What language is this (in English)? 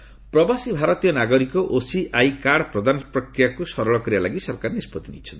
Odia